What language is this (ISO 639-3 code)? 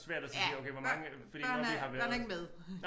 dan